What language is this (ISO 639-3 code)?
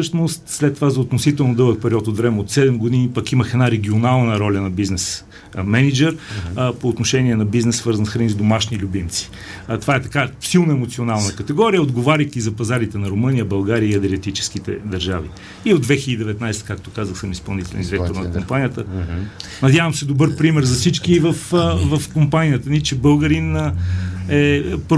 bul